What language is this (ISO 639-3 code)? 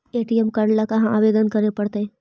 mag